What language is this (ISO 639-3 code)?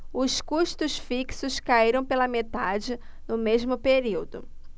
por